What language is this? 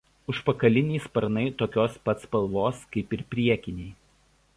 Lithuanian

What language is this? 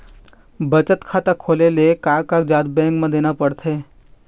Chhattisgarhi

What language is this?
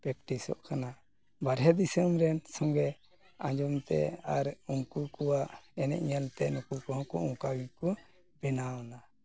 Santali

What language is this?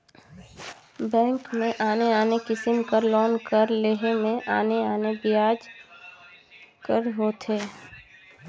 Chhattisgarhi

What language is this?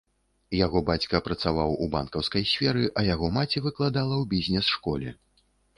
Belarusian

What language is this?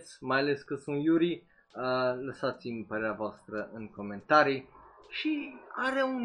Romanian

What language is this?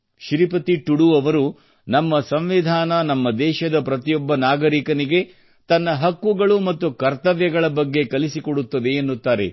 Kannada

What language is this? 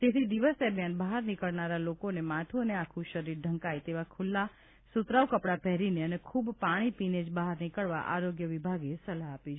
Gujarati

